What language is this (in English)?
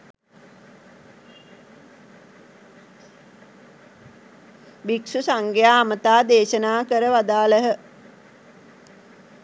Sinhala